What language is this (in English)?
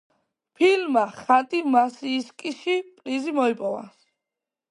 Georgian